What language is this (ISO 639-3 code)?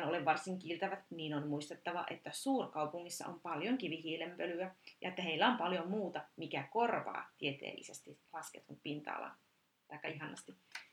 fin